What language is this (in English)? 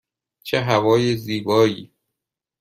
Persian